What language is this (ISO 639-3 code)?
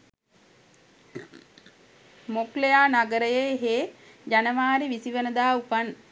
sin